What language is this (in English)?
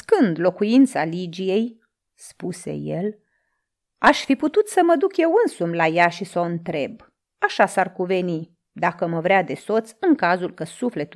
Romanian